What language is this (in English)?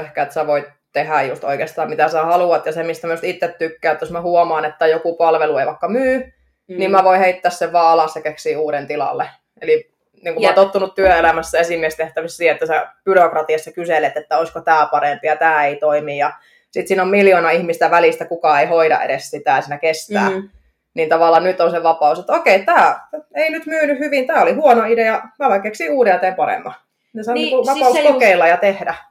Finnish